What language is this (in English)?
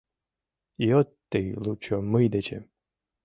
Mari